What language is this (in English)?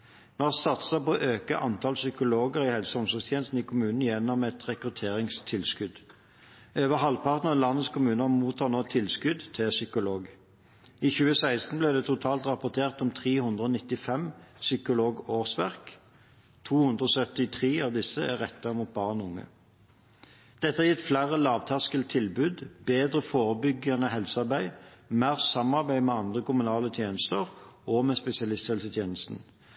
Norwegian Bokmål